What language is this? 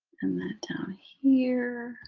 English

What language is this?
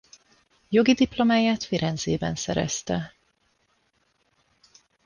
Hungarian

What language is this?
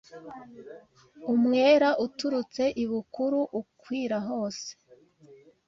Kinyarwanda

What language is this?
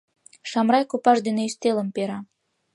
Mari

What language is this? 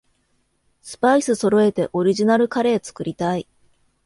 Japanese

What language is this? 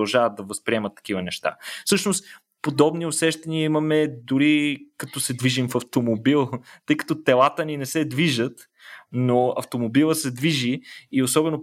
Bulgarian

